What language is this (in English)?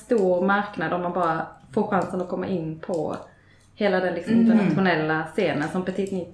Swedish